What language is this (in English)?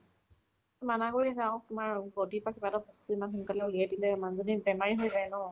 Assamese